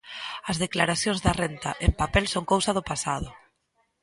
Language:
Galician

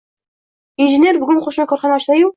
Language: Uzbek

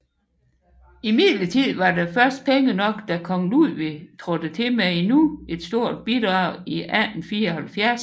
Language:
Danish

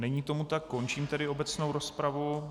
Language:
Czech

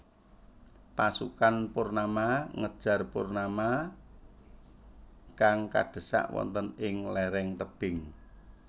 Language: Javanese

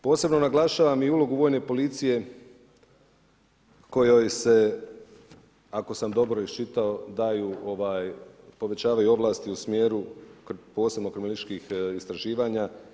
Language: Croatian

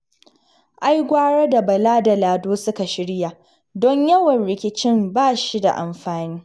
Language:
Hausa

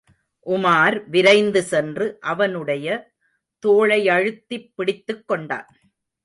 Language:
Tamil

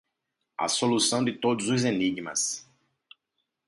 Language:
Portuguese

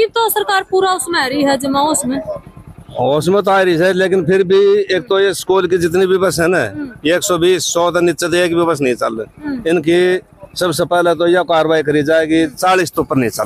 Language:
Hindi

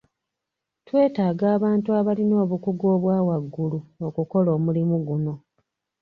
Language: Ganda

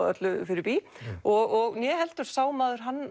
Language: Icelandic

